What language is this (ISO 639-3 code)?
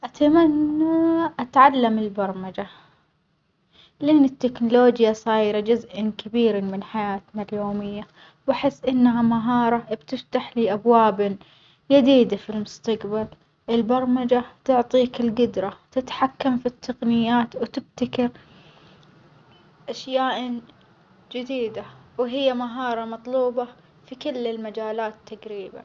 acx